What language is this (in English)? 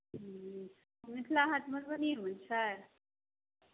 Maithili